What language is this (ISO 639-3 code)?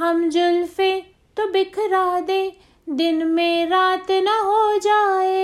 hin